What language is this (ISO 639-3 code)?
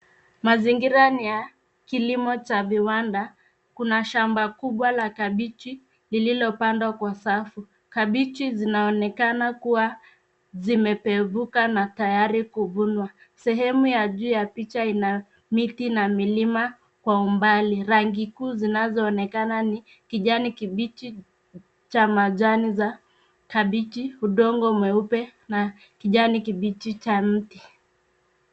swa